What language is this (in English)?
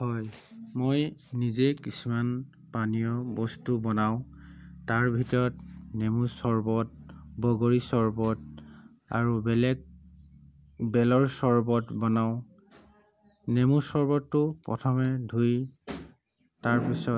Assamese